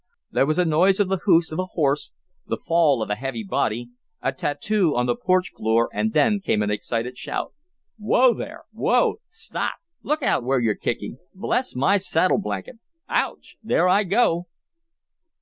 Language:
English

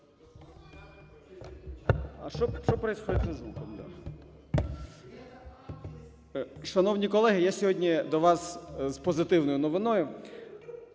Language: Ukrainian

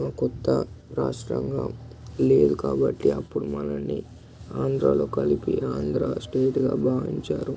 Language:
Telugu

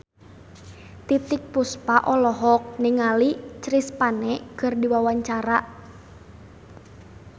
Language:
Sundanese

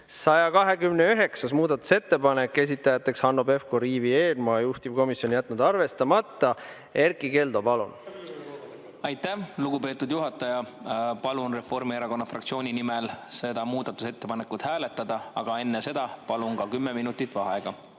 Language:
Estonian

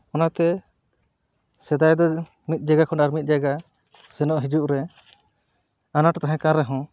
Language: Santali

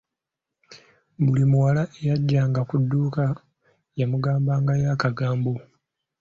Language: Ganda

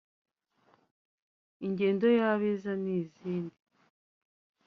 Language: Kinyarwanda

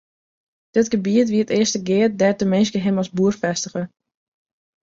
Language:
Western Frisian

